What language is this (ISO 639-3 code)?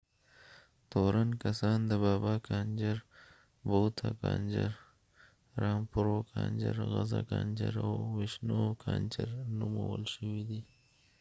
pus